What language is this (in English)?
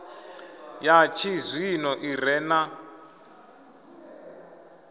Venda